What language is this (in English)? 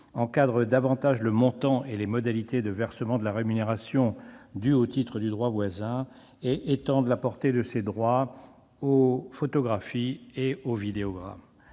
French